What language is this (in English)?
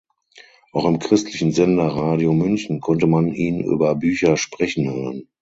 German